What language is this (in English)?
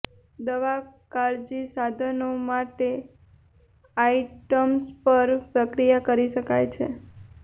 Gujarati